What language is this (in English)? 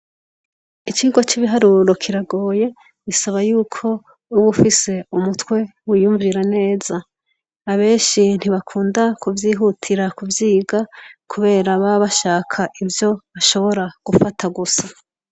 Rundi